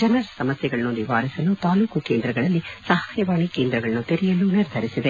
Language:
Kannada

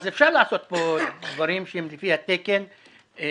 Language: Hebrew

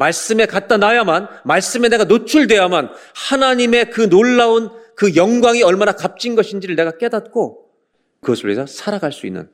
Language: Korean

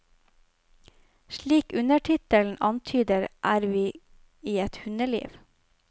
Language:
Norwegian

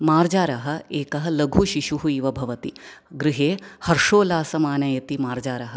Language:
Sanskrit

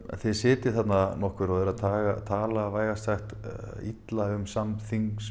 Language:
Icelandic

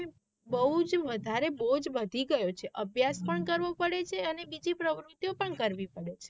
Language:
Gujarati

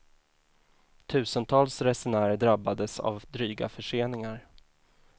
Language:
Swedish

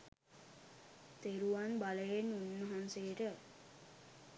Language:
Sinhala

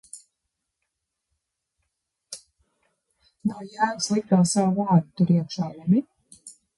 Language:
Latvian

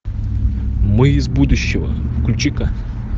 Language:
Russian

